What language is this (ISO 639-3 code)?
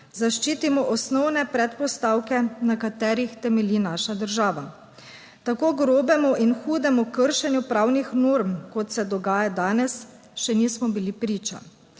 slv